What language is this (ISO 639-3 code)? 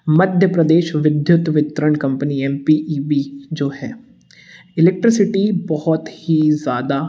hin